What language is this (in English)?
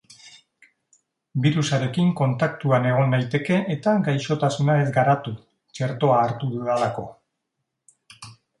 Basque